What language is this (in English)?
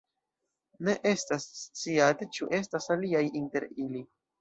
Esperanto